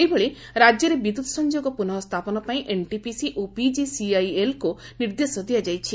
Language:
Odia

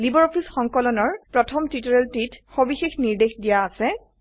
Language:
Assamese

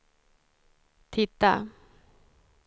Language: Swedish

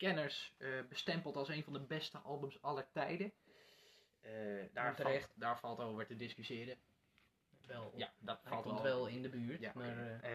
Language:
Dutch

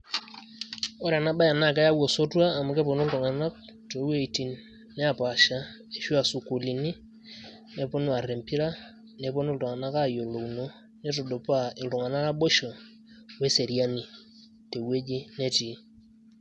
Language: Masai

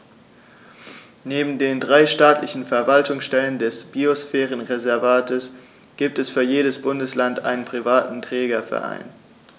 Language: German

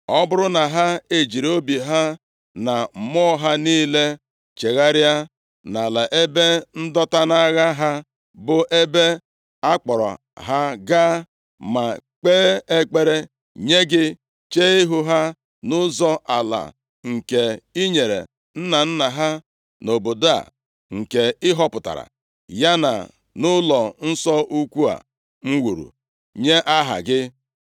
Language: Igbo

